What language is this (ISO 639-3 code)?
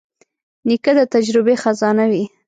pus